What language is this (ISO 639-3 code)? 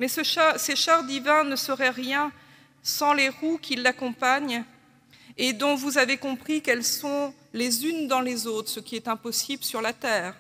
fra